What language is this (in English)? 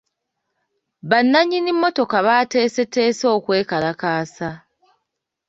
Ganda